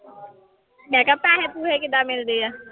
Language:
Punjabi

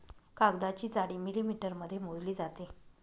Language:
Marathi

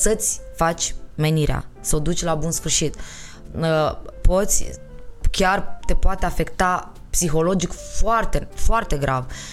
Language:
Romanian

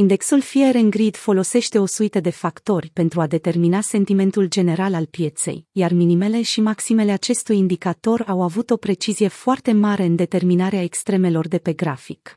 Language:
Romanian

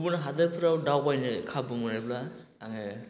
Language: Bodo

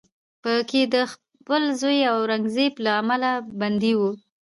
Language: Pashto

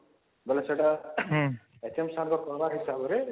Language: Odia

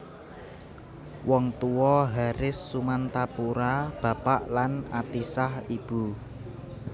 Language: Javanese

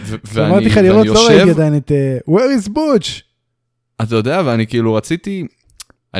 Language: Hebrew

